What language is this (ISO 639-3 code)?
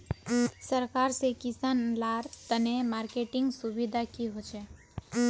mag